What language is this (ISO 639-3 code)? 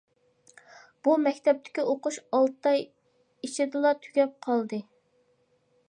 uig